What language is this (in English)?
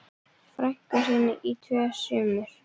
Icelandic